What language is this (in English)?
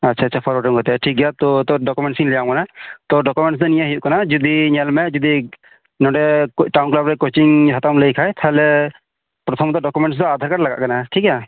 Santali